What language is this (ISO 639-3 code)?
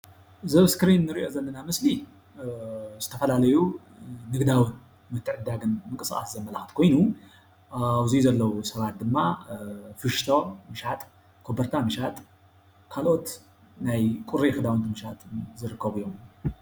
tir